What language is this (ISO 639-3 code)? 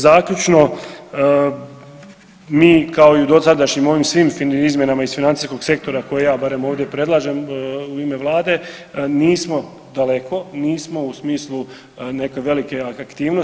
hrv